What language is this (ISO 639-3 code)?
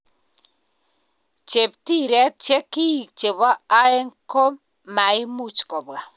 kln